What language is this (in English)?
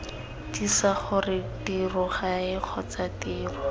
Tswana